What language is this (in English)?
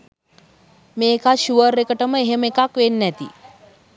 Sinhala